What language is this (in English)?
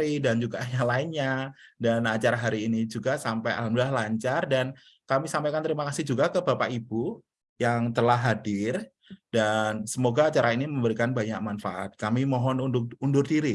Indonesian